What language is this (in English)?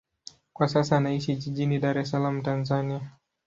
Swahili